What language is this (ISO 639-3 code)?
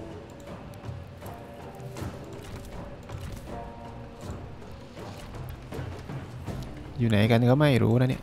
tha